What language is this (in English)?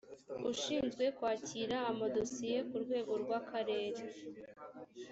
Kinyarwanda